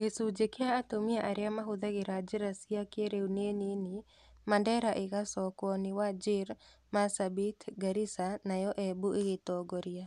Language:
Kikuyu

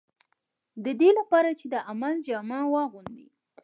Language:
Pashto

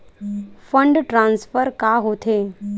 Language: Chhattisgarhi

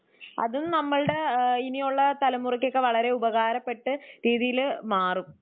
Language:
Malayalam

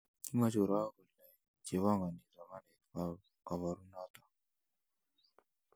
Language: Kalenjin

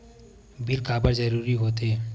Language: Chhattisgarhi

